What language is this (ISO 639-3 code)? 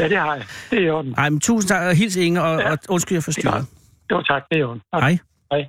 dan